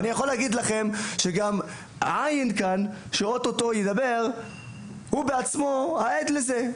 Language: Hebrew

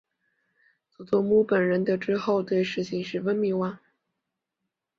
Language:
Chinese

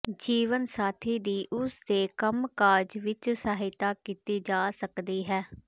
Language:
Punjabi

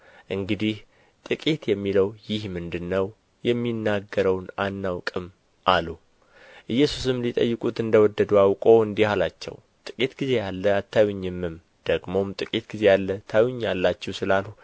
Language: Amharic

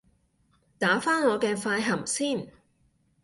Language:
Cantonese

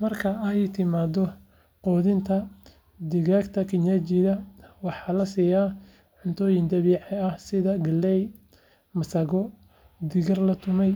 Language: Somali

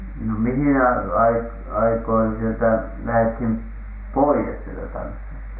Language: Finnish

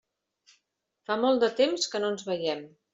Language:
Catalan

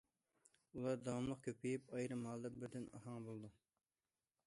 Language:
Uyghur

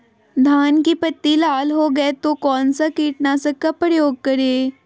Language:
Magahi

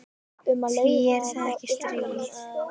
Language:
Icelandic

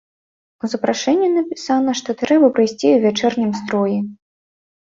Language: Belarusian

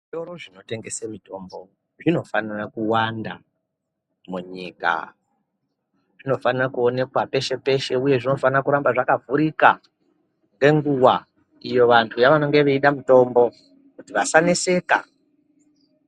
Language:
Ndau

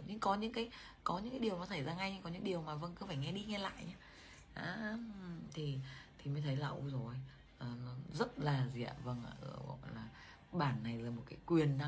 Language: Vietnamese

